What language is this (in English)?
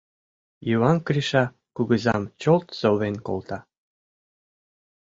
Mari